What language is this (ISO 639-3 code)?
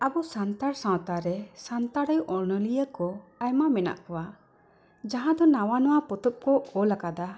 sat